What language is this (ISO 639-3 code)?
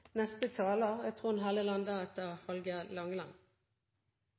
nno